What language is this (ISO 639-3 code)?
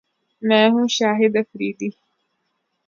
urd